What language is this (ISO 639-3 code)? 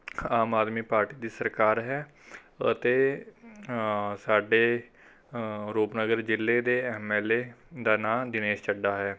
pan